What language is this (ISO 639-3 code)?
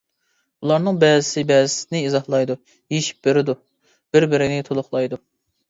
uig